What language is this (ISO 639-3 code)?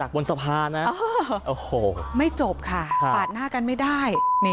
tha